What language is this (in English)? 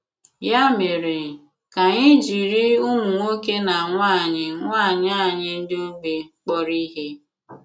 Igbo